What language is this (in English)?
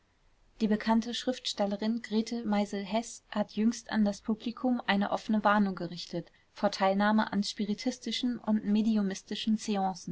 German